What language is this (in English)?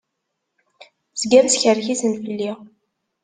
Kabyle